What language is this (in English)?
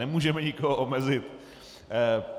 Czech